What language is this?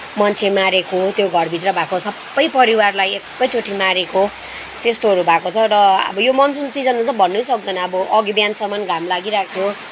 Nepali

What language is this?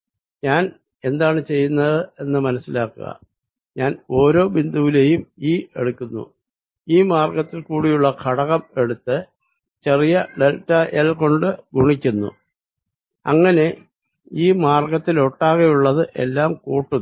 Malayalam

